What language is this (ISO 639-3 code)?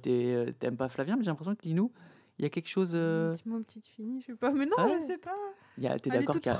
fra